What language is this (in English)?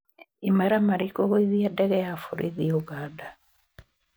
Kikuyu